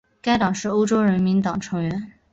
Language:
Chinese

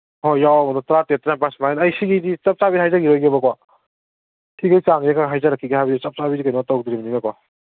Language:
Manipuri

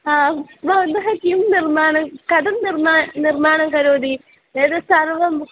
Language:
Sanskrit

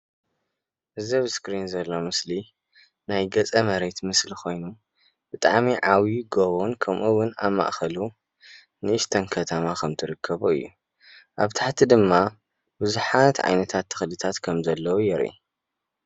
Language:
Tigrinya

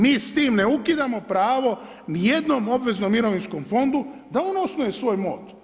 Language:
Croatian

